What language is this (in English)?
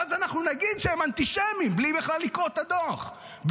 Hebrew